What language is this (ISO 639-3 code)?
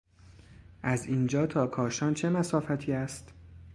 fas